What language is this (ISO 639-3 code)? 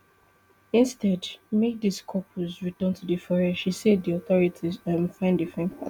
pcm